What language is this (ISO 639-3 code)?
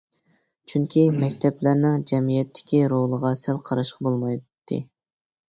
uig